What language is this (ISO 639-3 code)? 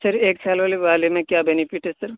urd